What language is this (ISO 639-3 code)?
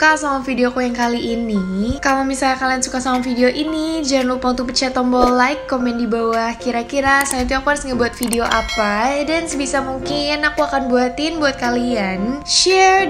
ind